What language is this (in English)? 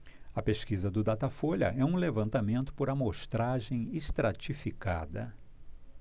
Portuguese